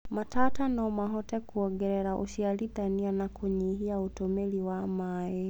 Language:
Kikuyu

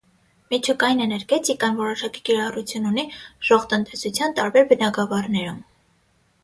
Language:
Armenian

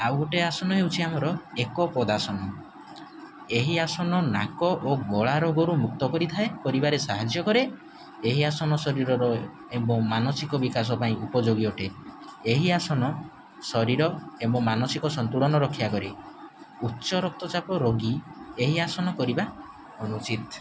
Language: Odia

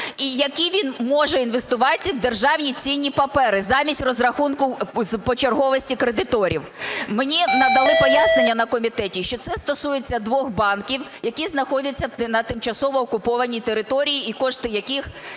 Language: Ukrainian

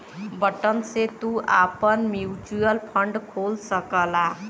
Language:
Bhojpuri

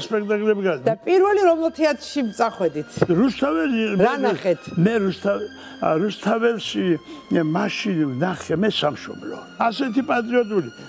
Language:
Turkish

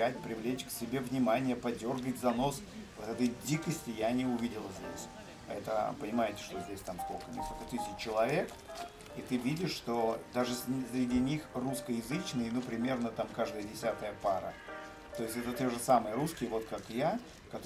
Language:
Russian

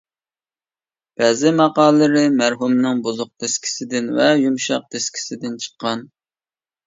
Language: Uyghur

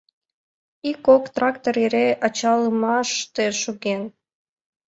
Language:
Mari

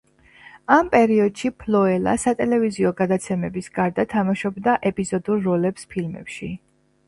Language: Georgian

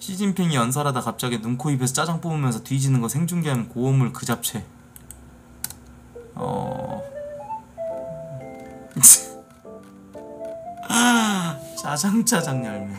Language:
Korean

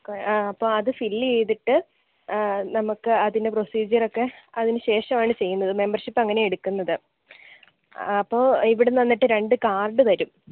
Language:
Malayalam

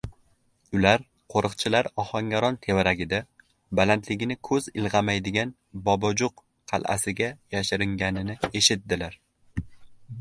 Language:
Uzbek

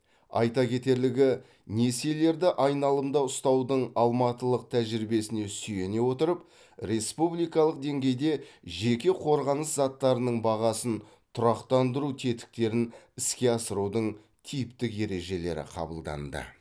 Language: Kazakh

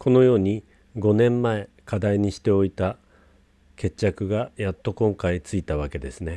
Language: Japanese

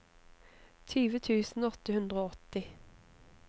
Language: Norwegian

